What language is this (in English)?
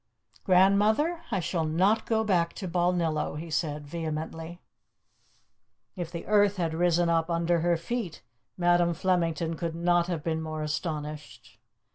English